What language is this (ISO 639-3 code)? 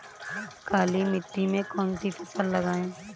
hin